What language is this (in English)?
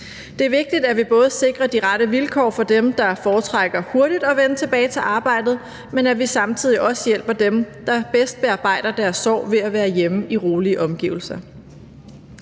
Danish